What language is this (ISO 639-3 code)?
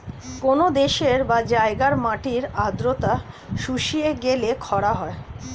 ben